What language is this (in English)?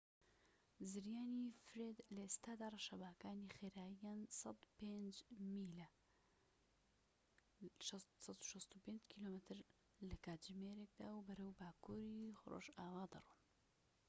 Central Kurdish